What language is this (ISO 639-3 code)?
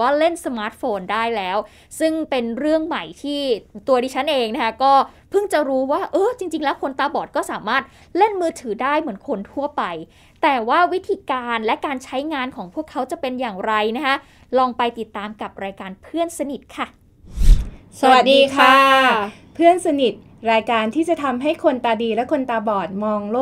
tha